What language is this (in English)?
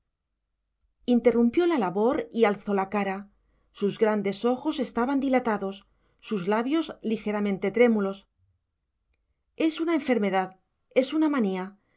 Spanish